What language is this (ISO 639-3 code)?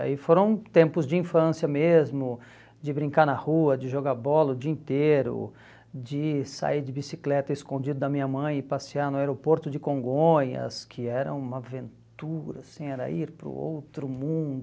por